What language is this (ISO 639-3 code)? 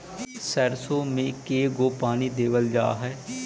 mag